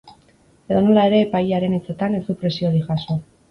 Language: Basque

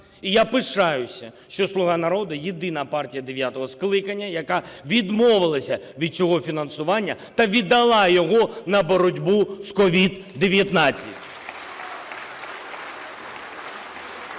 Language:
Ukrainian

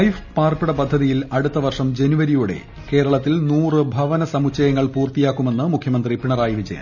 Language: Malayalam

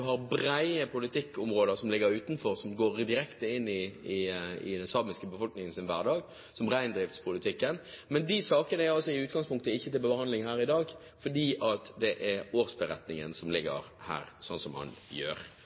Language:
Norwegian Bokmål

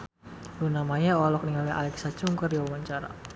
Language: Sundanese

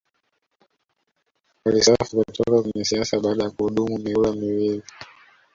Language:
Swahili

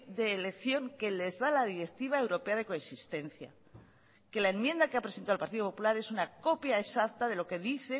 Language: Spanish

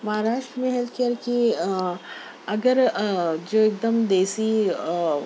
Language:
Urdu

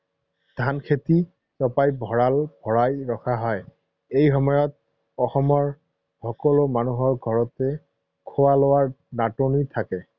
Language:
Assamese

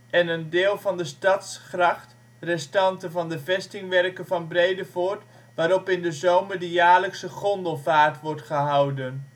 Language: Dutch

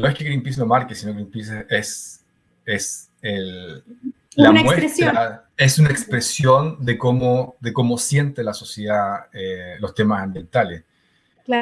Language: Spanish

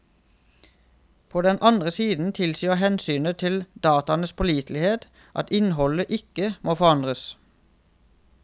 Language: Norwegian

